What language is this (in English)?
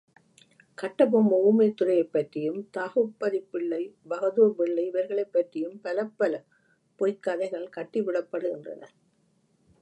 Tamil